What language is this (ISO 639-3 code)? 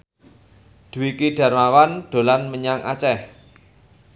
jav